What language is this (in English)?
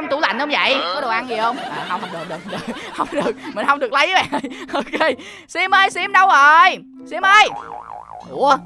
Vietnamese